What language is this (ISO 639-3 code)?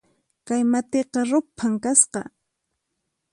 qxp